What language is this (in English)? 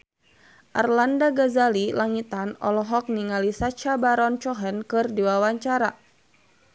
Sundanese